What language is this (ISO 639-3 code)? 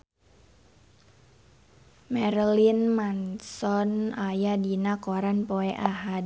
sun